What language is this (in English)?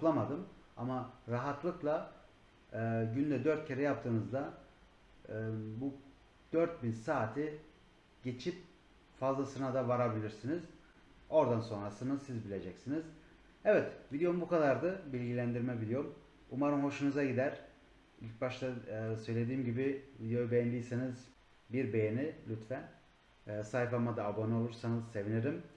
Turkish